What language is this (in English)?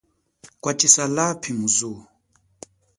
Chokwe